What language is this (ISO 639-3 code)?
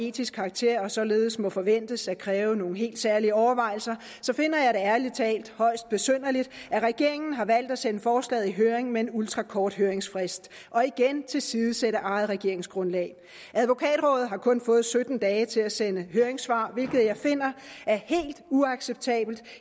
dan